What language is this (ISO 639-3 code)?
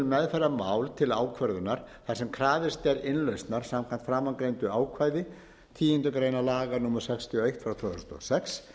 isl